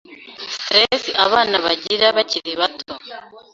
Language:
Kinyarwanda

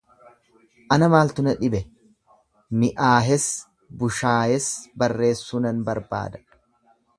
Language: Oromo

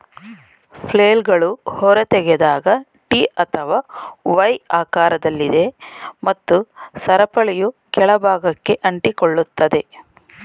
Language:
Kannada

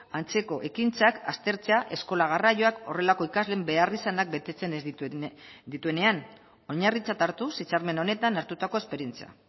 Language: Basque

